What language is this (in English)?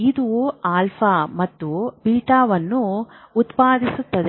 Kannada